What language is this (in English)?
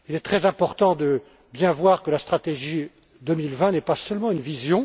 French